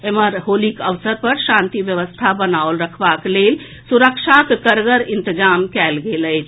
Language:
Maithili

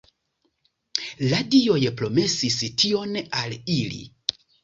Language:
Esperanto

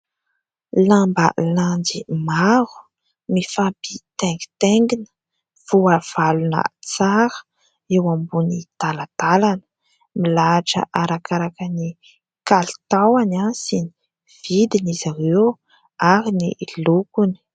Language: Malagasy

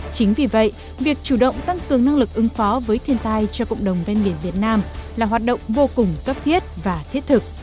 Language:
Vietnamese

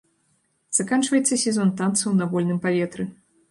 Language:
Belarusian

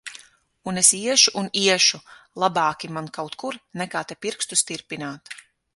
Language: Latvian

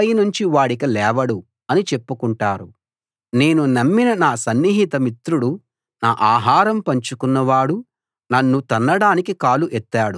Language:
Telugu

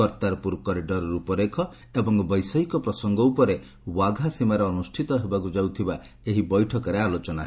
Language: Odia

